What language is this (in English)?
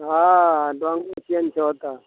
Maithili